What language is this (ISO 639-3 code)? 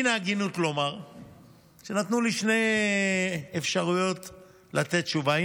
heb